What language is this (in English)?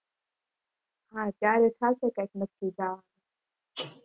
Gujarati